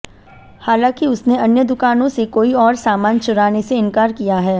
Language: Hindi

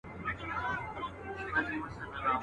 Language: Pashto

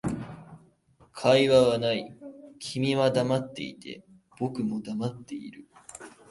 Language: Japanese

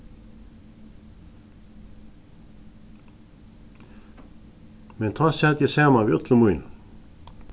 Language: Faroese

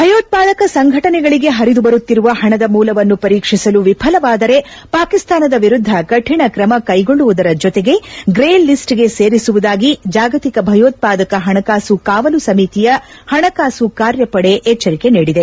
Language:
Kannada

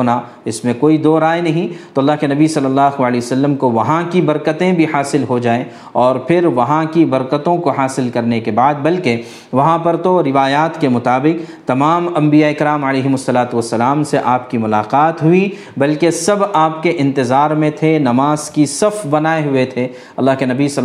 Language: Urdu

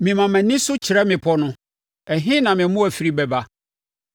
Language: Akan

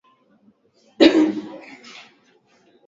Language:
Swahili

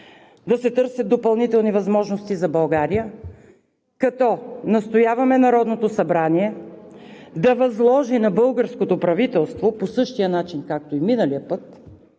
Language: Bulgarian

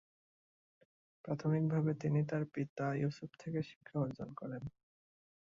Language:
Bangla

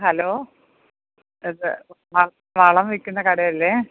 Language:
Malayalam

